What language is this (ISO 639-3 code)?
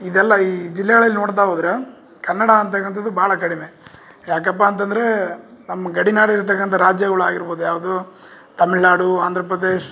kan